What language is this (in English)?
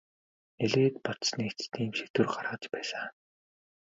Mongolian